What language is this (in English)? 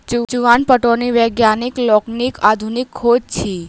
Maithili